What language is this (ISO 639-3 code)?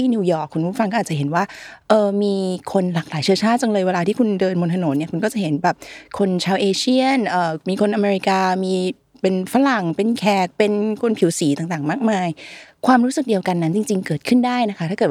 tha